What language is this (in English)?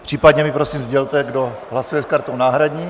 Czech